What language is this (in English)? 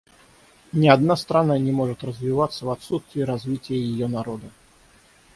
Russian